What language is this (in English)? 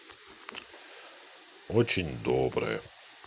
Russian